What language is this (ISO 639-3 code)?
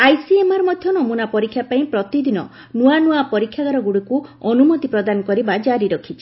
ori